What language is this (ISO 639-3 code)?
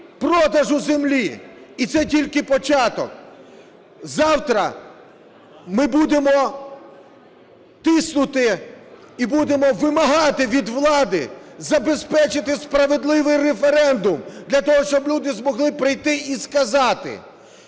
ukr